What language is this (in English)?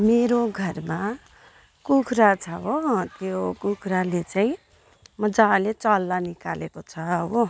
Nepali